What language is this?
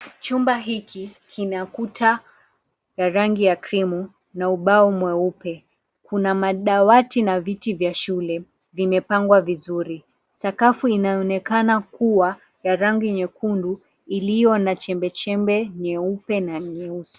Swahili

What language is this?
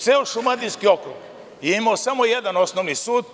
Serbian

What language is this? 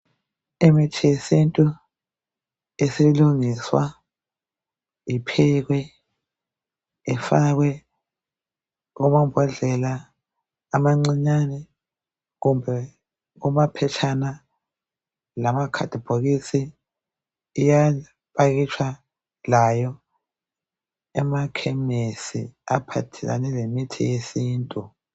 North Ndebele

